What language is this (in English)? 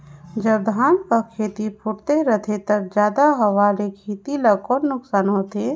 Chhattisgarhi